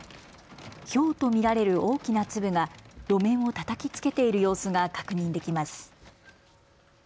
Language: Japanese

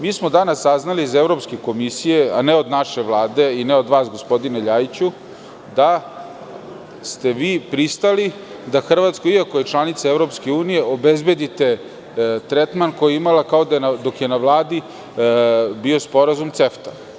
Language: Serbian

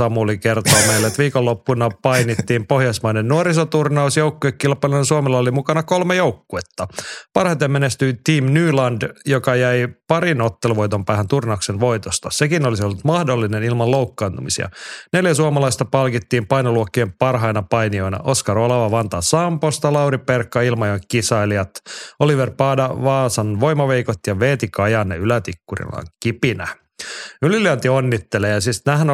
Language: Finnish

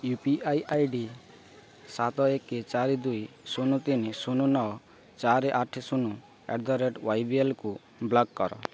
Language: Odia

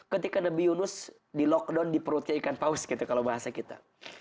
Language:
Indonesian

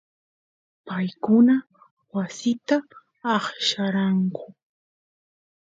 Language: Santiago del Estero Quichua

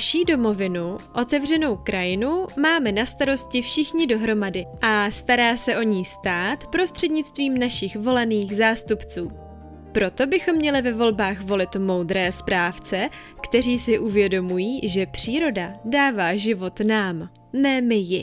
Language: Czech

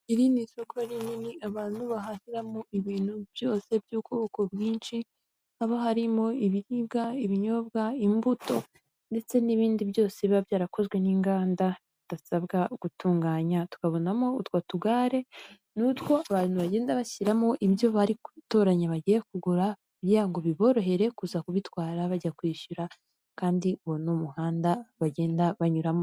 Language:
Kinyarwanda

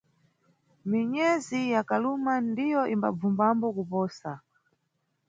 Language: Nyungwe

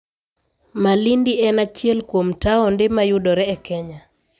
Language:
Luo (Kenya and Tanzania)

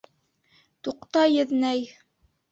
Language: Bashkir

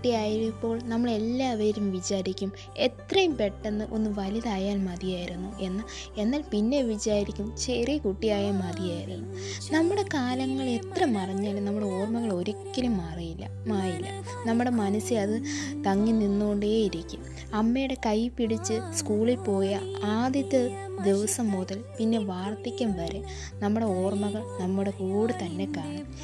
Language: Malayalam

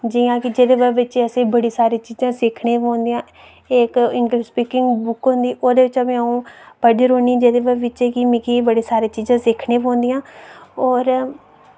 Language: Dogri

